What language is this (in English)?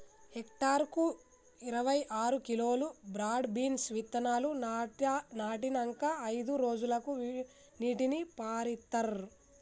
Telugu